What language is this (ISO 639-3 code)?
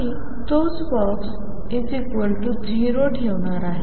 mar